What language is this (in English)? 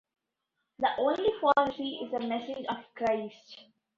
English